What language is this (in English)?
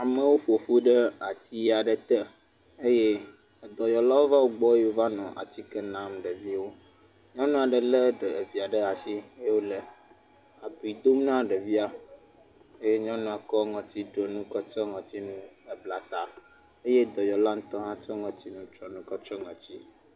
Ewe